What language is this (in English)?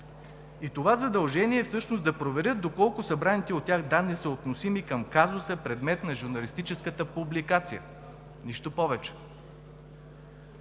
Bulgarian